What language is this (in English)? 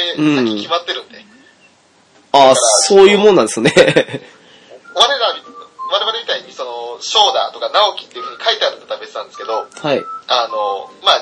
Japanese